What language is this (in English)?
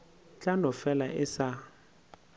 Northern Sotho